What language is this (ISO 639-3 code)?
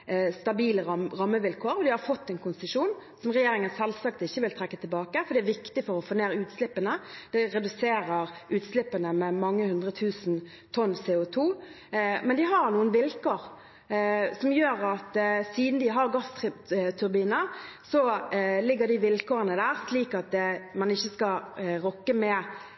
nob